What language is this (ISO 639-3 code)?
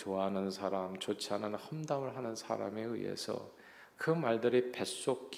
kor